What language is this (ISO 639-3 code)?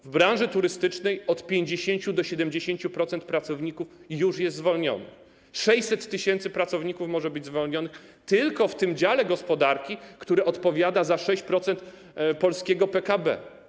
pol